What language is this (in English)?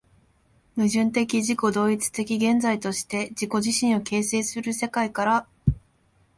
Japanese